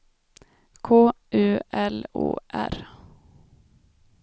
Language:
Swedish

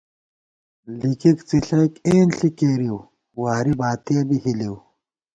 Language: Gawar-Bati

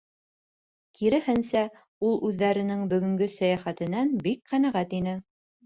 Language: Bashkir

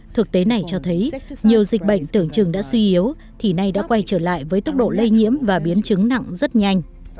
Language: Vietnamese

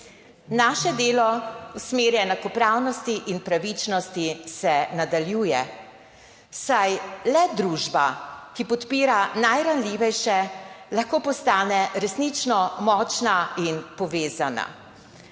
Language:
Slovenian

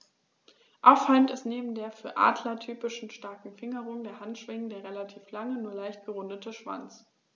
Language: German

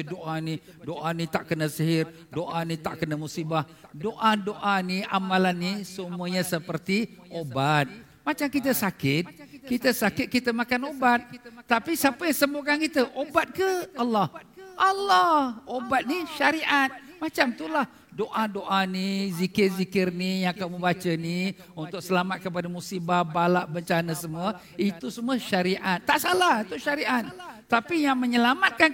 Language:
Malay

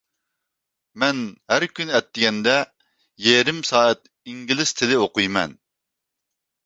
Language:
Uyghur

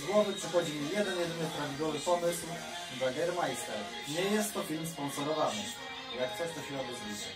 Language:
Polish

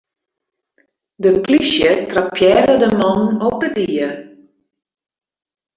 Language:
Western Frisian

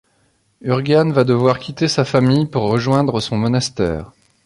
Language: French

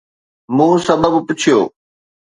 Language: Sindhi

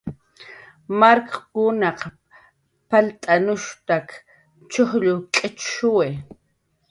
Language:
Jaqaru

